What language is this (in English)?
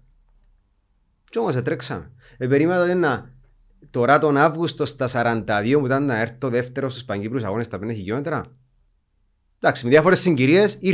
Greek